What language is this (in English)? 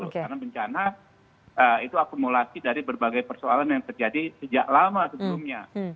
Indonesian